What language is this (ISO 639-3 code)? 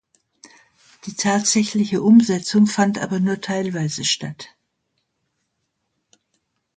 deu